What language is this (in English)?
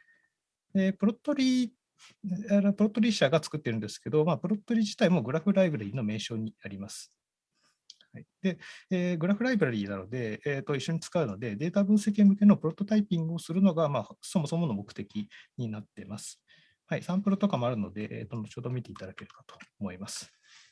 Japanese